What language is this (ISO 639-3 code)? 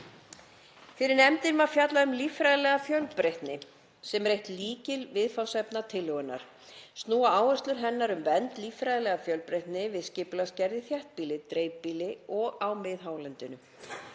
isl